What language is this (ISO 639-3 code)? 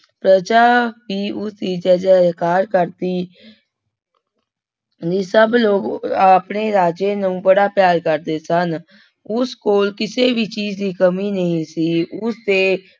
pan